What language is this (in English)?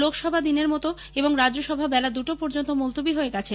Bangla